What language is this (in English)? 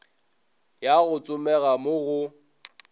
Northern Sotho